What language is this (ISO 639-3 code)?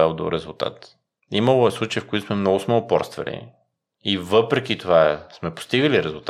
bul